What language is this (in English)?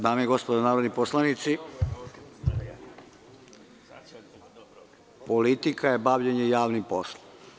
Serbian